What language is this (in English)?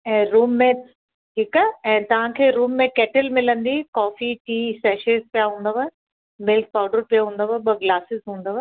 Sindhi